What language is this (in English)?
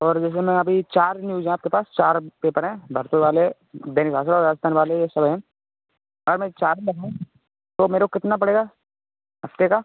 Hindi